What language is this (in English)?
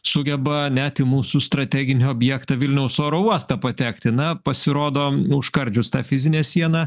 Lithuanian